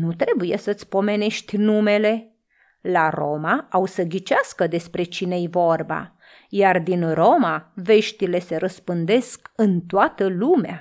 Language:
Romanian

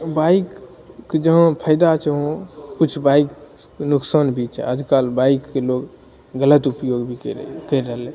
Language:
Maithili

